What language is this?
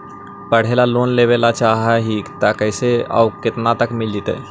Magahi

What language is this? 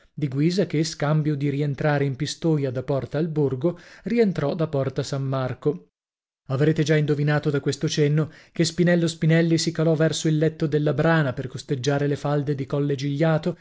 Italian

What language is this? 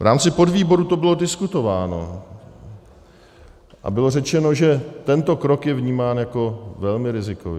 Czech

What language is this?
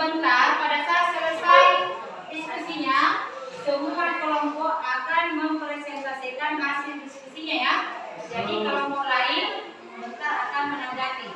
Indonesian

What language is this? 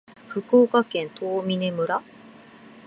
Japanese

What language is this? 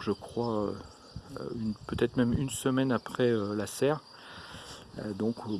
French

